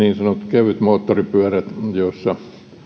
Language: Finnish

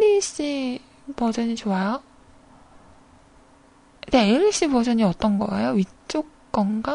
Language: Korean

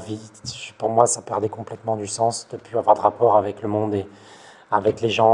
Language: French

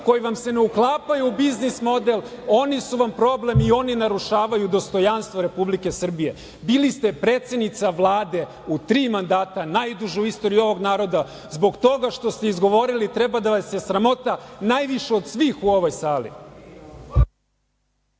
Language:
Serbian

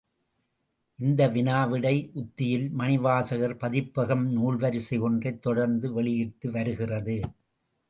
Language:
Tamil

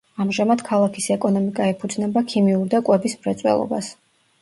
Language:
Georgian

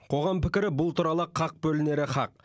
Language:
Kazakh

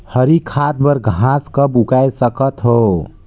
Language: Chhattisgarhi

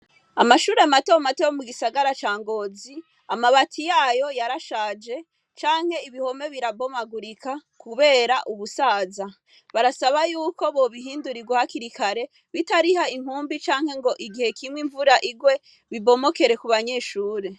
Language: Rundi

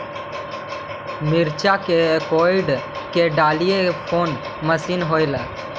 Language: Magahi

